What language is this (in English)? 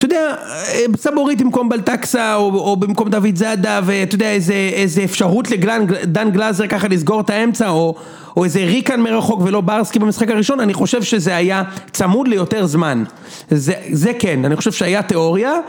Hebrew